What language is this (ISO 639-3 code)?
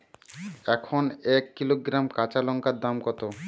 ben